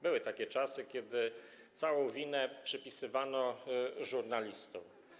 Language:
Polish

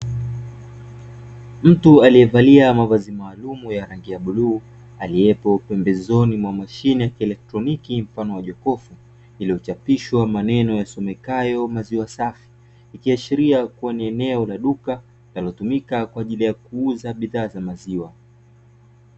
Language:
Swahili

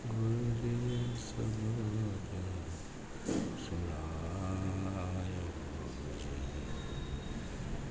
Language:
Gujarati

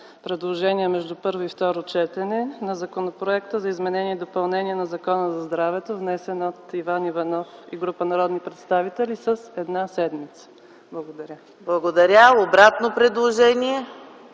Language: Bulgarian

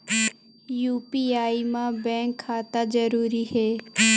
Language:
Chhattisgarhi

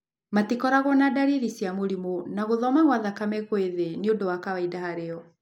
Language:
Kikuyu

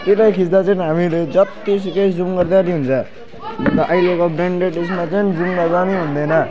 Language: Nepali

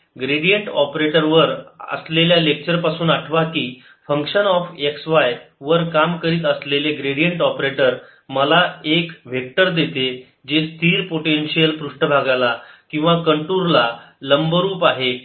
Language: Marathi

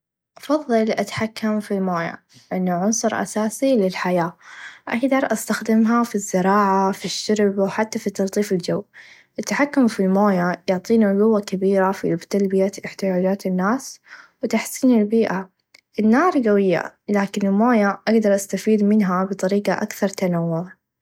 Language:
Najdi Arabic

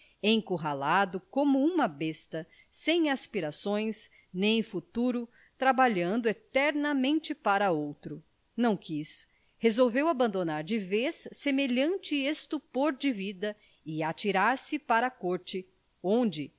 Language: Portuguese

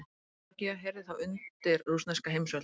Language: Icelandic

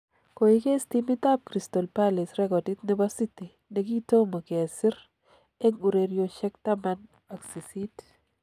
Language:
Kalenjin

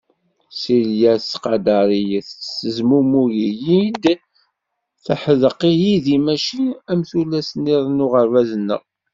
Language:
Kabyle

